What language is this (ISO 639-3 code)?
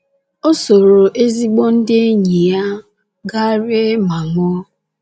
ibo